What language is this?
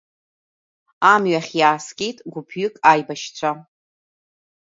Abkhazian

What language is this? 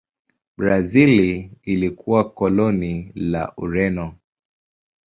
Swahili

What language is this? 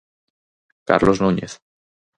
Galician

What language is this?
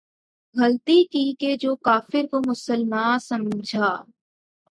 Urdu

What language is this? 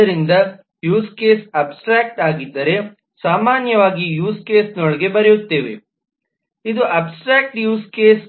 Kannada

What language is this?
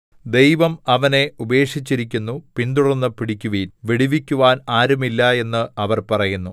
Malayalam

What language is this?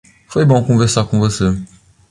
Portuguese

